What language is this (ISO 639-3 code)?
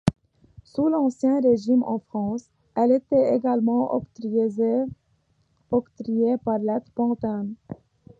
fra